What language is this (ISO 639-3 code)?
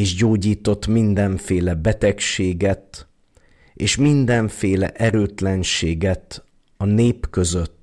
hun